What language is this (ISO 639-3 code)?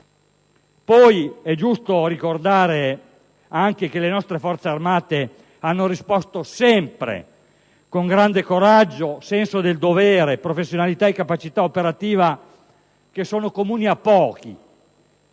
ita